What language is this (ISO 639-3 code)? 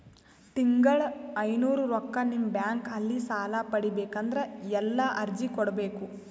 kan